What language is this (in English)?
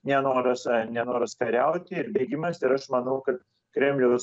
Lithuanian